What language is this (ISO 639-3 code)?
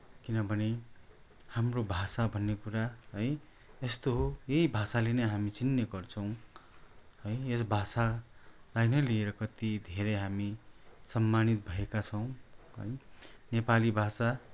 nep